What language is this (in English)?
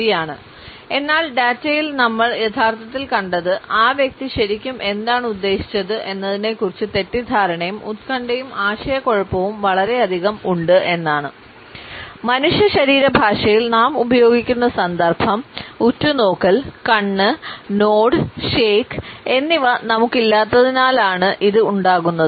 Malayalam